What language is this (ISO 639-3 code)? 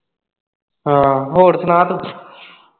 pan